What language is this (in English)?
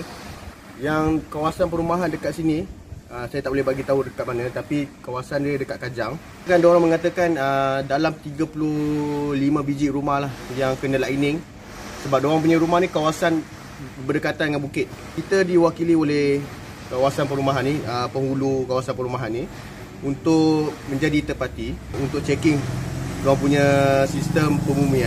Malay